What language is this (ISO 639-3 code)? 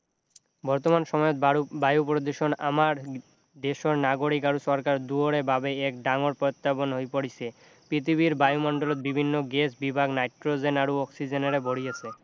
asm